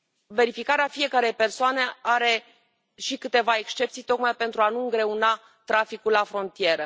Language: Romanian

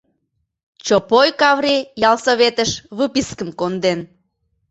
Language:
Mari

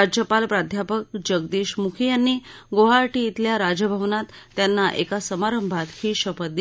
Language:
Marathi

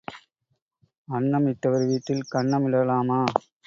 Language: Tamil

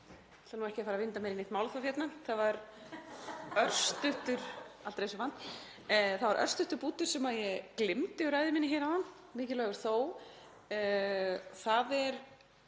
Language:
Icelandic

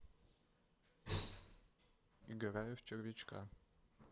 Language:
Russian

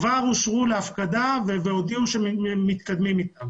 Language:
Hebrew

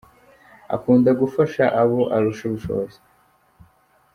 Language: Kinyarwanda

